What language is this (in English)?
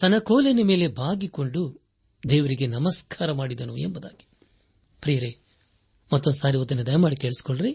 Kannada